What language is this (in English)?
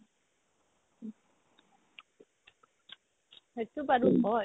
Assamese